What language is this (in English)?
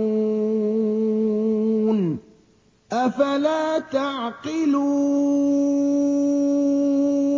Arabic